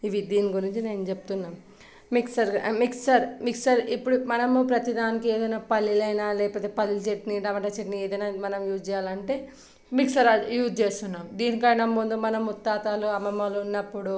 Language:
Telugu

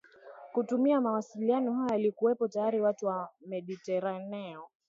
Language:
Swahili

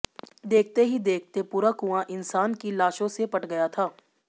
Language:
Hindi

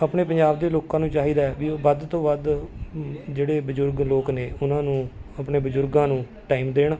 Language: Punjabi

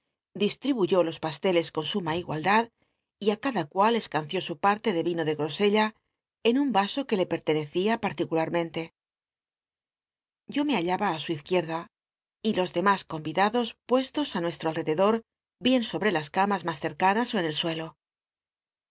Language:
Spanish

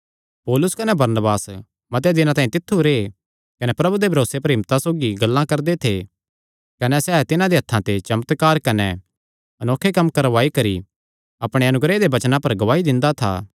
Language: Kangri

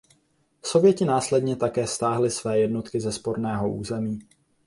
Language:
Czech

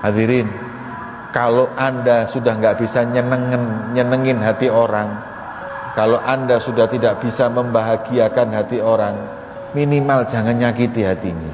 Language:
Indonesian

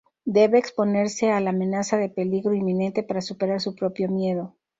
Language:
Spanish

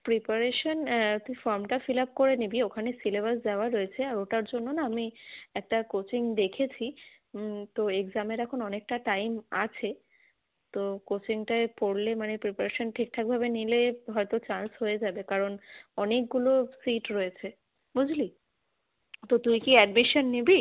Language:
Bangla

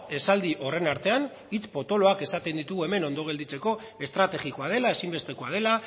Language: Basque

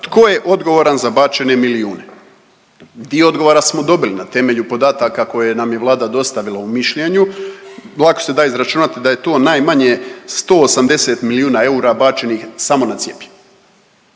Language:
Croatian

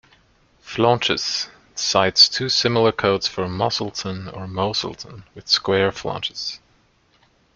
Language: English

